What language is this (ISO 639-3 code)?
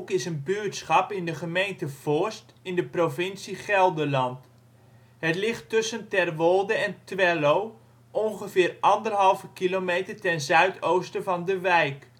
nld